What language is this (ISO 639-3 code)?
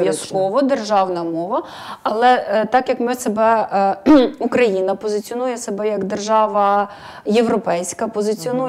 ukr